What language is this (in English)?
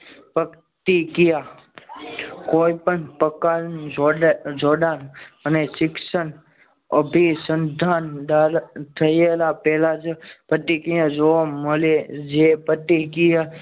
Gujarati